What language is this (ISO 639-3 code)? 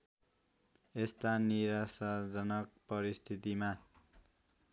nep